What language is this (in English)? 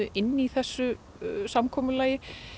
Icelandic